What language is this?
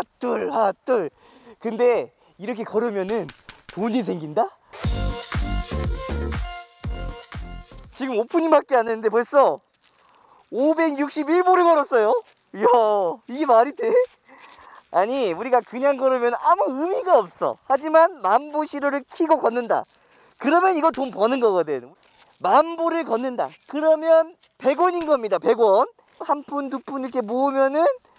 Korean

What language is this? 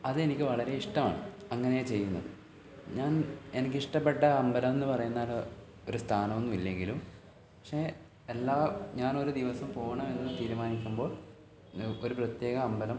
Malayalam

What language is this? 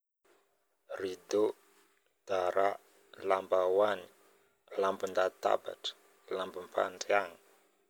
Northern Betsimisaraka Malagasy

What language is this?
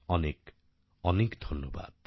Bangla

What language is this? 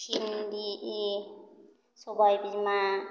Bodo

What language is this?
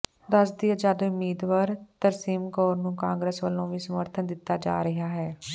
Punjabi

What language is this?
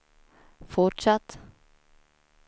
Swedish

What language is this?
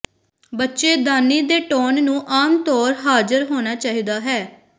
Punjabi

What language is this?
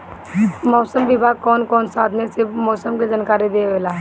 Bhojpuri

